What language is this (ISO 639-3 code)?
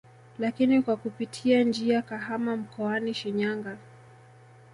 swa